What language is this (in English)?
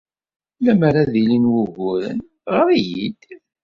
Kabyle